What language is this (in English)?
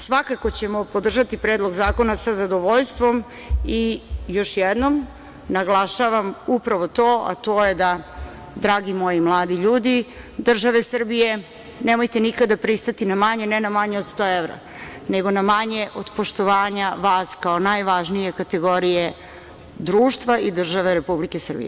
Serbian